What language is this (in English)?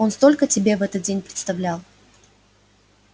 Russian